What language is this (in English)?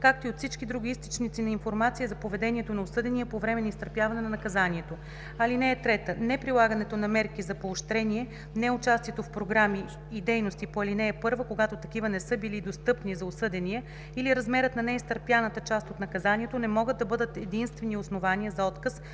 Bulgarian